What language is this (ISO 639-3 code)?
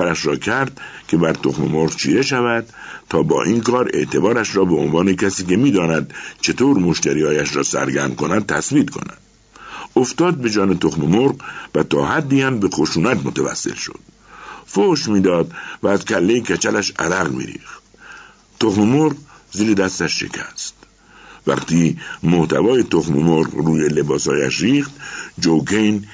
fas